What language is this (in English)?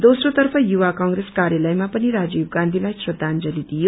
Nepali